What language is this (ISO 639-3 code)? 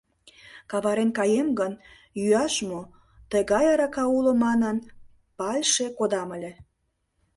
chm